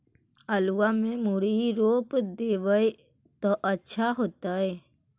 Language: Magahi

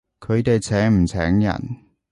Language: Cantonese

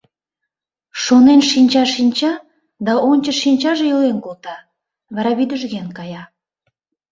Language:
Mari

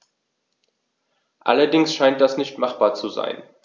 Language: German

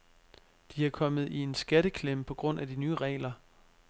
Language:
Danish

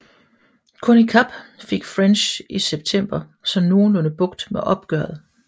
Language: Danish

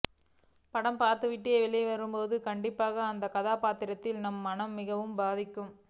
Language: Tamil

